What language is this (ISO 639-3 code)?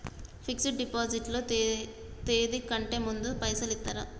tel